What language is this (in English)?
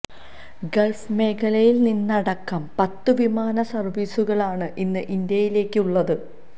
Malayalam